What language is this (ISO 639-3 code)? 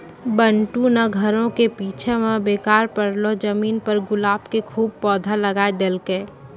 mai